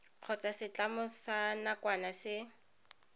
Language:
Tswana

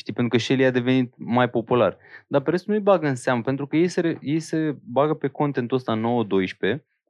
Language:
Romanian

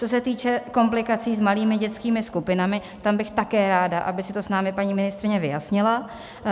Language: Czech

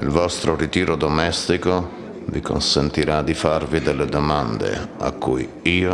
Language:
Italian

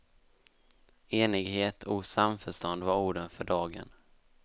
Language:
Swedish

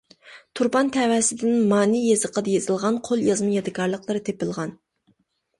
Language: Uyghur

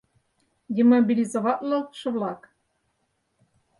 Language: Mari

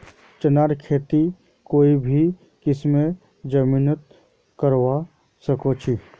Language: Magahi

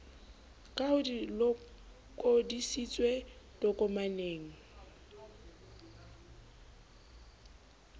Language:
Southern Sotho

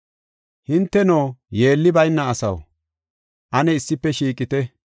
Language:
Gofa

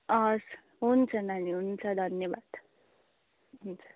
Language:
Nepali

